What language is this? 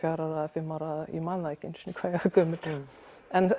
Icelandic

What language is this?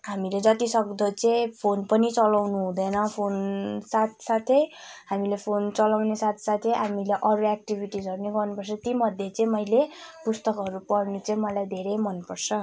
Nepali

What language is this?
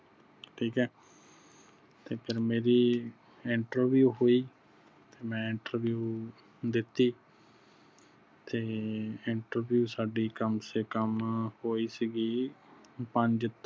Punjabi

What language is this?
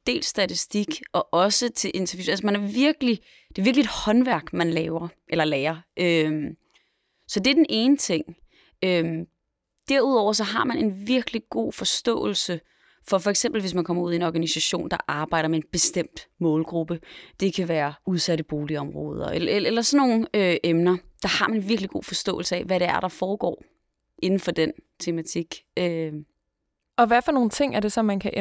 Danish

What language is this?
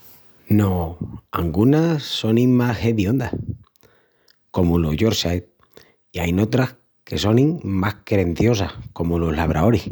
Extremaduran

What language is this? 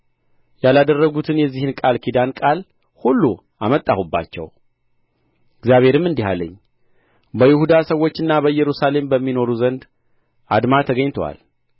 Amharic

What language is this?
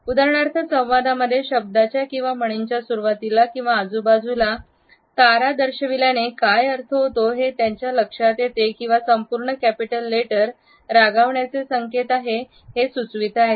Marathi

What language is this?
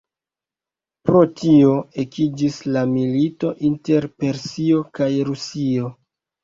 Esperanto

